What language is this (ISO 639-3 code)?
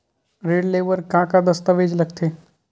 hne